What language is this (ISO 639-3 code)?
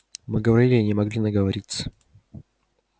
rus